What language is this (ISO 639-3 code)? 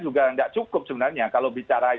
ind